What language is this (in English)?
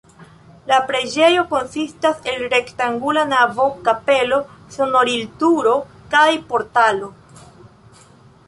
Esperanto